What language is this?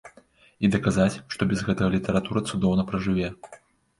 Belarusian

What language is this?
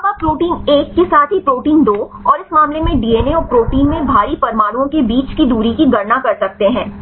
Hindi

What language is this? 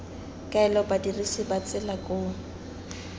Tswana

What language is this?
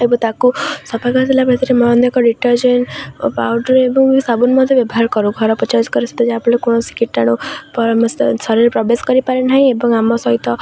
Odia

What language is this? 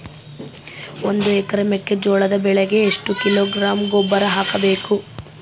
Kannada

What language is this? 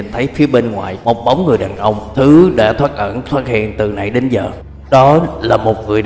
Vietnamese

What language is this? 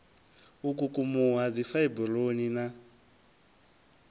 Venda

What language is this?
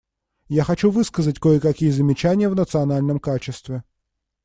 Russian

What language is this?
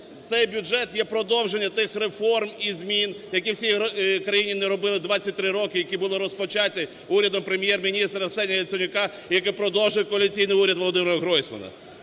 Ukrainian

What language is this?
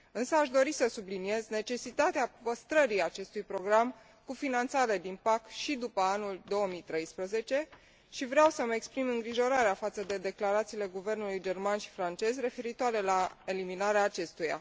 Romanian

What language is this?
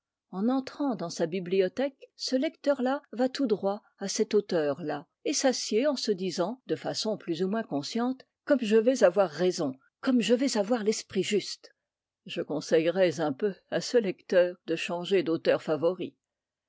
French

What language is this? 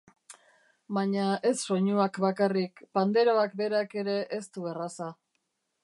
Basque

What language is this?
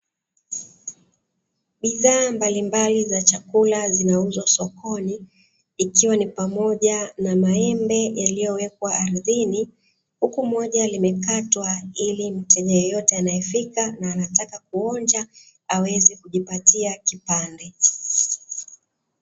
Swahili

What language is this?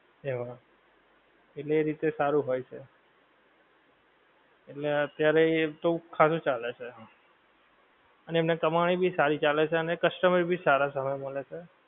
Gujarati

